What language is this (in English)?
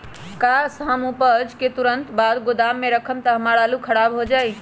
Magahi